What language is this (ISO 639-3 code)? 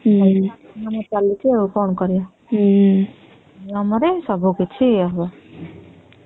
ori